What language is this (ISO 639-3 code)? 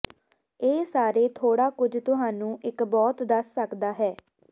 pan